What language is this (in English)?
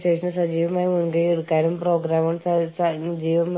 Malayalam